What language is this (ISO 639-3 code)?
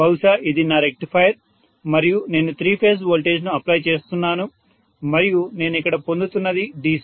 tel